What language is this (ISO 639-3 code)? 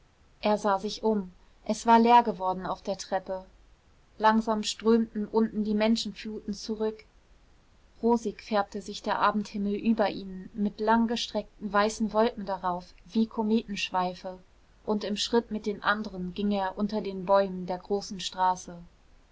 deu